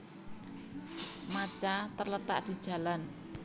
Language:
Javanese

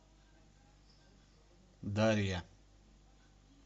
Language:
Russian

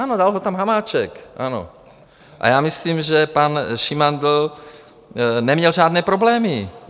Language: Czech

